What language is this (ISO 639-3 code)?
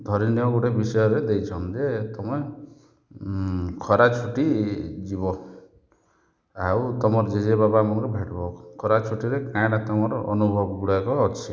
ori